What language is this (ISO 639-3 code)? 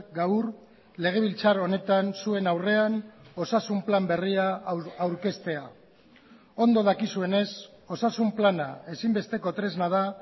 eus